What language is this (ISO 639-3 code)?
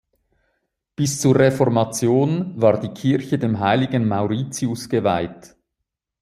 deu